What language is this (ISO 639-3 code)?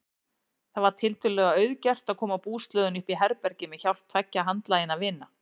isl